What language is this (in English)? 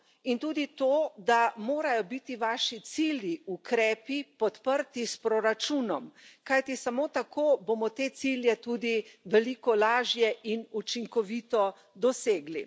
Slovenian